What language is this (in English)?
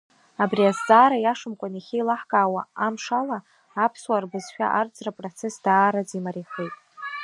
Abkhazian